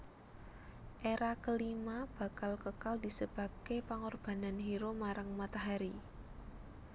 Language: Javanese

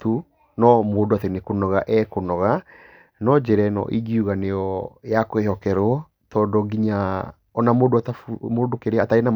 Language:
Kikuyu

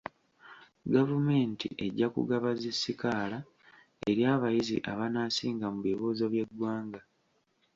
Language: Ganda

